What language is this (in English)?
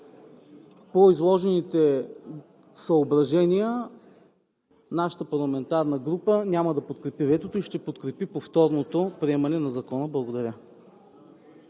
Bulgarian